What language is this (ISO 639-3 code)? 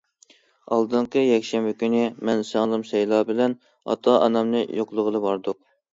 uig